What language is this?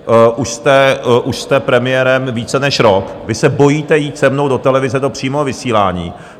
Czech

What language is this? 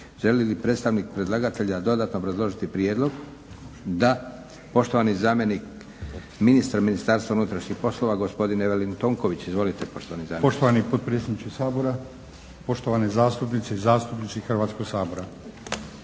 Croatian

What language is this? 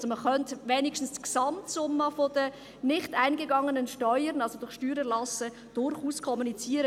Swiss German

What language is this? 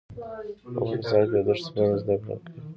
Pashto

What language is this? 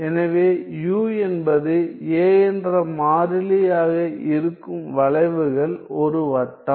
Tamil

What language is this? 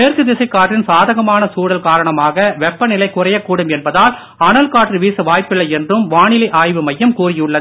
Tamil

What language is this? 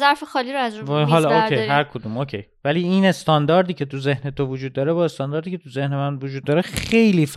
Persian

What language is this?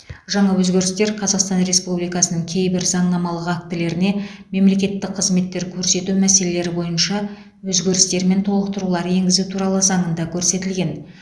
Kazakh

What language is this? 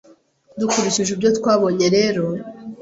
Kinyarwanda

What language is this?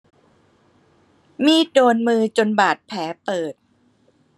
Thai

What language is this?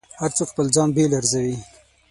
Pashto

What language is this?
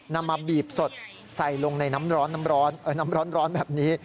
Thai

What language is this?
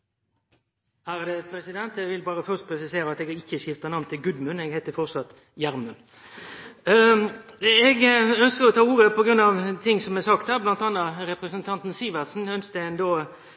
Norwegian Nynorsk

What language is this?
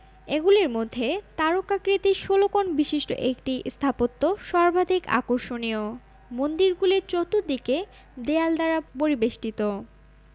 Bangla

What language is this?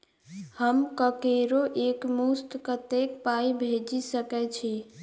Maithili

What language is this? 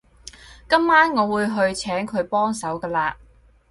Cantonese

